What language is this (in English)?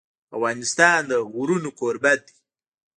Pashto